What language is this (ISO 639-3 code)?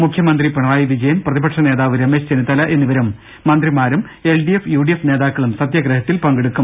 mal